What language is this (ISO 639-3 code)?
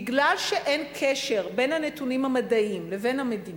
heb